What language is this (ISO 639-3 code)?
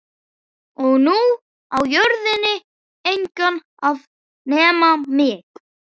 isl